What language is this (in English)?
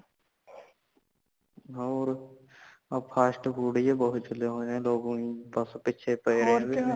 Punjabi